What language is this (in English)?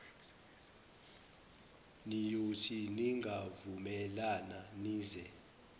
Zulu